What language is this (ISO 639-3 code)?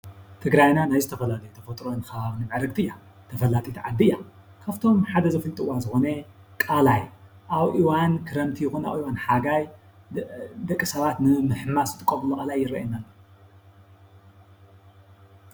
tir